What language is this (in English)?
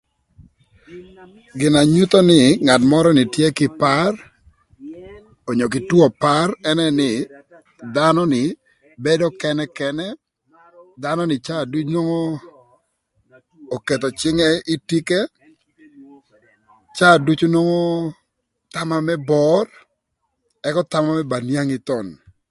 Thur